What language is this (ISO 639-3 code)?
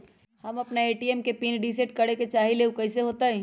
mag